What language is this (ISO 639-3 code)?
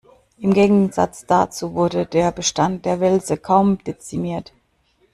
deu